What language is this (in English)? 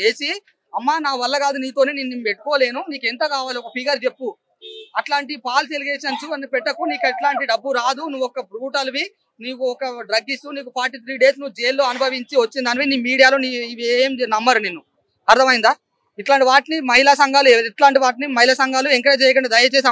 Telugu